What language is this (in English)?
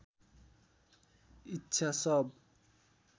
Nepali